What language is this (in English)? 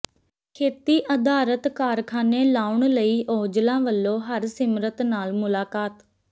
Punjabi